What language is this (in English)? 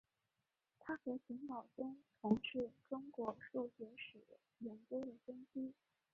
Chinese